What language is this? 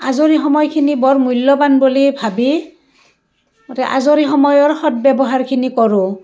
Assamese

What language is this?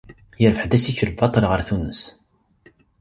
Kabyle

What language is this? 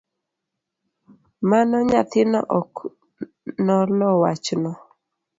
Luo (Kenya and Tanzania)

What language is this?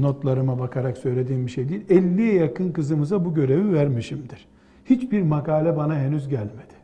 Turkish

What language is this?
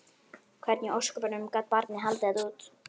Icelandic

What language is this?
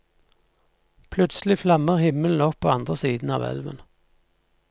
Norwegian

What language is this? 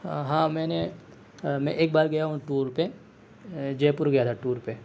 Urdu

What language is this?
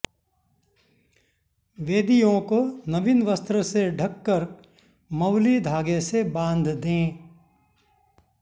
Sanskrit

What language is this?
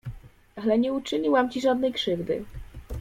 Polish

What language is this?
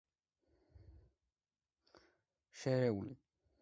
Georgian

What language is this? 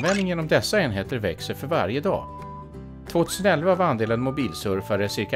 Swedish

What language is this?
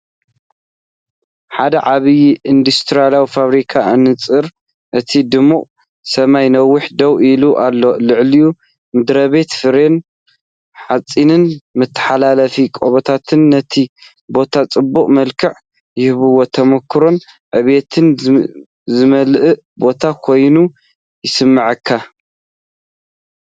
Tigrinya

